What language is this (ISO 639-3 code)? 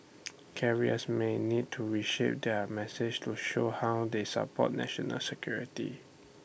eng